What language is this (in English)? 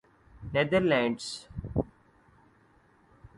Urdu